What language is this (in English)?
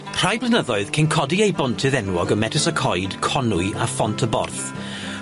Welsh